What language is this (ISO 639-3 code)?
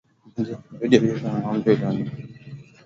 swa